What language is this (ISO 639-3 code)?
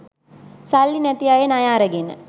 sin